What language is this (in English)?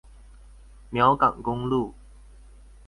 Chinese